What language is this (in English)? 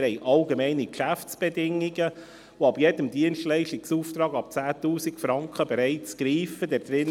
Swiss German